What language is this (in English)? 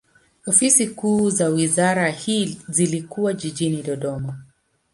Swahili